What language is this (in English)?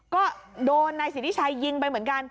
Thai